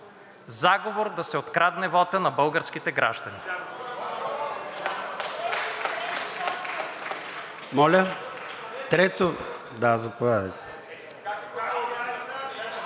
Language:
Bulgarian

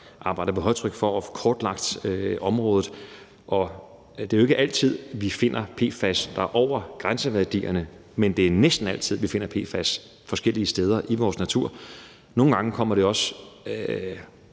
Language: Danish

